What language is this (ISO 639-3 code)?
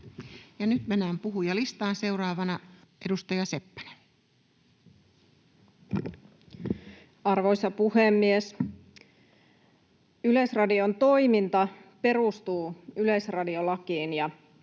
fin